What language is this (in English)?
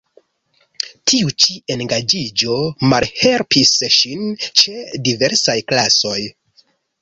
Esperanto